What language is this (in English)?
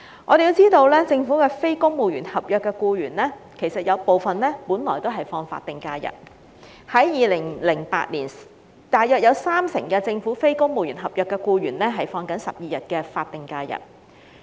Cantonese